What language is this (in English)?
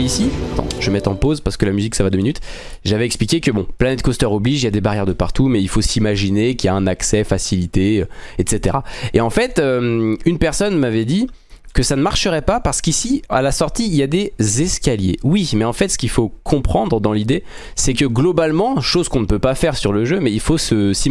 French